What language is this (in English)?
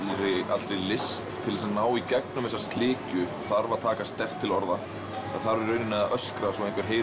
Icelandic